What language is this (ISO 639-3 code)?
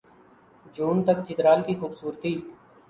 urd